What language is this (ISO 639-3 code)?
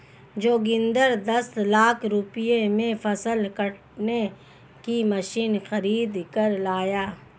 hin